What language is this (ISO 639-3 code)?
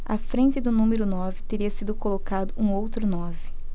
por